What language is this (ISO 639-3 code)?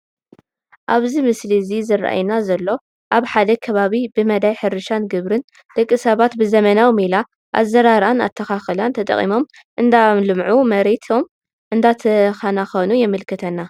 tir